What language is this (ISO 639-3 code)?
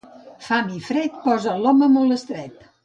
cat